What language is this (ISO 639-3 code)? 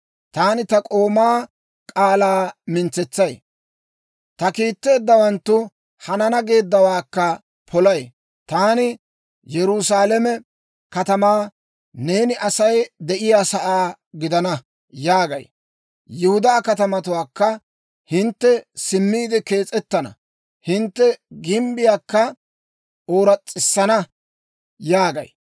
dwr